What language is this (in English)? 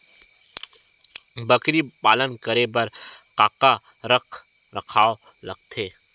Chhattisgarhi